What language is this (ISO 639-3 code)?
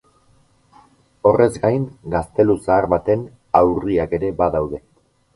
eus